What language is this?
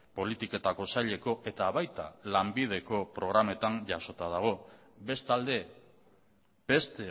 Basque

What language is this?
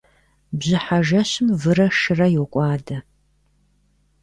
Kabardian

